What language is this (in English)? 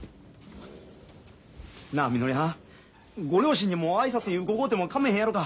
Japanese